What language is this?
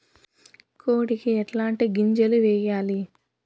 Telugu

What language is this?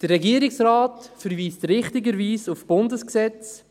Swiss German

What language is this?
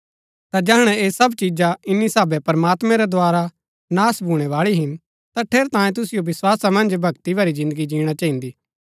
Gaddi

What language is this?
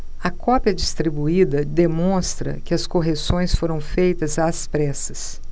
Portuguese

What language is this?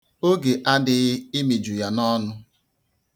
Igbo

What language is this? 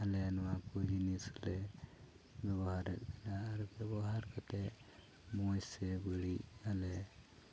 Santali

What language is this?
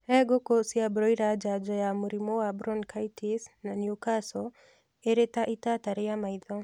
Kikuyu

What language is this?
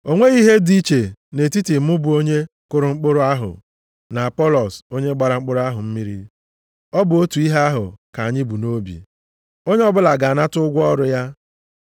Igbo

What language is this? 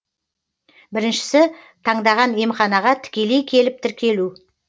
Kazakh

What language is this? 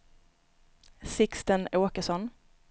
Swedish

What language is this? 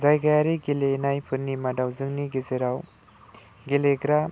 Bodo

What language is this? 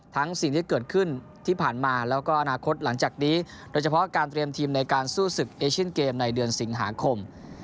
Thai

